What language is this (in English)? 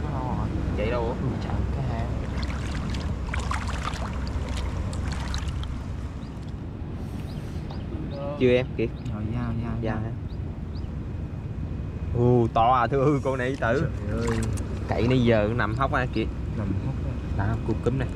Vietnamese